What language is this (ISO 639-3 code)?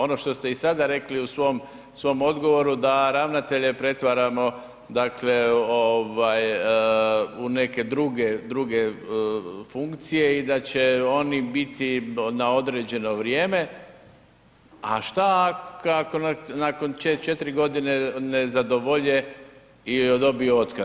hrv